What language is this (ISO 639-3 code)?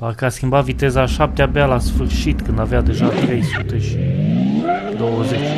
ron